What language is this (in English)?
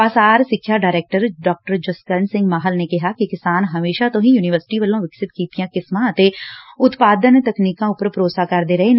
Punjabi